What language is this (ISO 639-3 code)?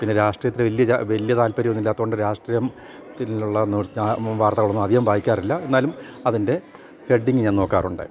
mal